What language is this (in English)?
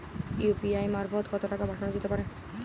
Bangla